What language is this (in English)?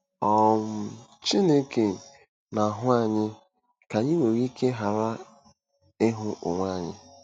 Igbo